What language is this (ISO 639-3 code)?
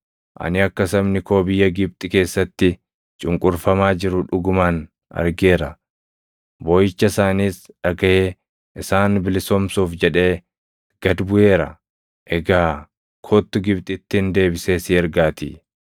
orm